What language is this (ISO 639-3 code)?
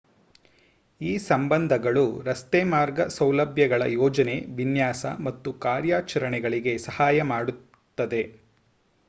kan